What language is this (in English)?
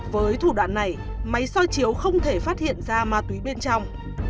Vietnamese